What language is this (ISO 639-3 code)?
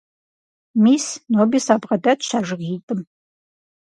kbd